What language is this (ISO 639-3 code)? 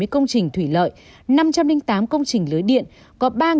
vie